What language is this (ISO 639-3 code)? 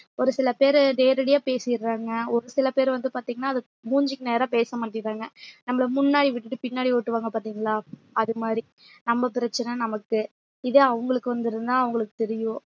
tam